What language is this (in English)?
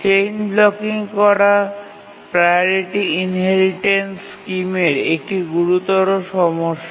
Bangla